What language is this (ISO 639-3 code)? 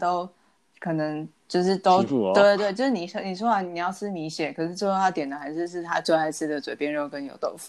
zho